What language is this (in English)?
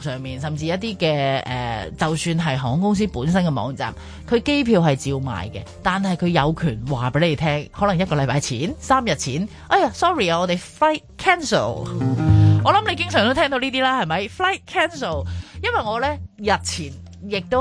Chinese